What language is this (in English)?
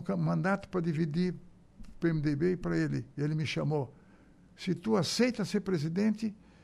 Portuguese